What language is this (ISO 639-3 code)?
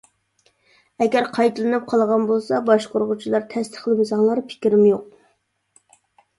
uig